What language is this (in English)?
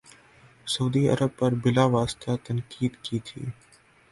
Urdu